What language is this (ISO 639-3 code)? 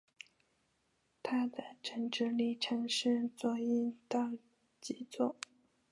zho